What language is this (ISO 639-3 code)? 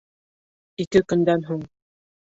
bak